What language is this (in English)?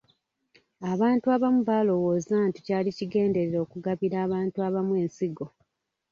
Ganda